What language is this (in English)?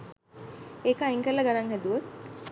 Sinhala